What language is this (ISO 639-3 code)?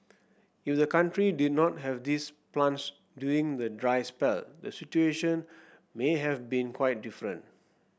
eng